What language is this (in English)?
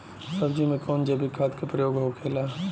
Bhojpuri